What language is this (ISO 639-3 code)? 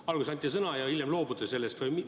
est